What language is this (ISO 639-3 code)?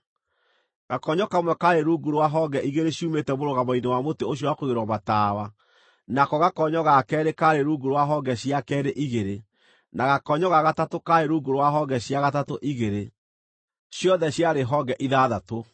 kik